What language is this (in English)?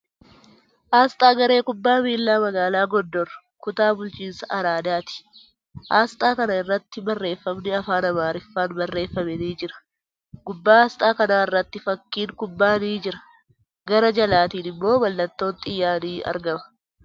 Oromo